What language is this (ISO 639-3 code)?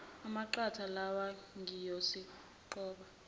zul